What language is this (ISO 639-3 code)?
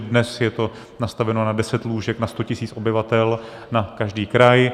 ces